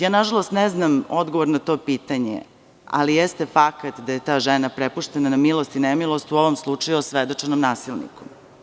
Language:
Serbian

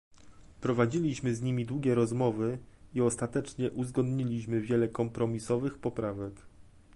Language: Polish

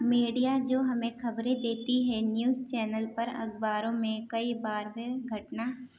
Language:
Urdu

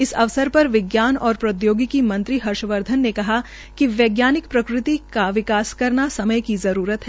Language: Hindi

